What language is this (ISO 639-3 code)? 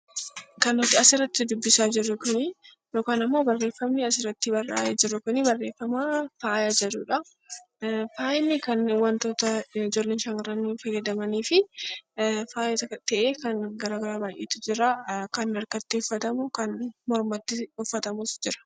orm